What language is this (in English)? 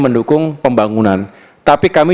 Indonesian